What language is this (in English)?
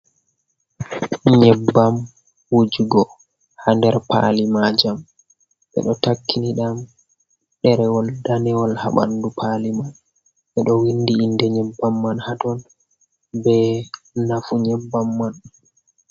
Fula